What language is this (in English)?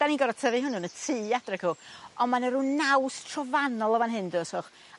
Welsh